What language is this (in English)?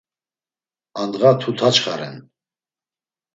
Laz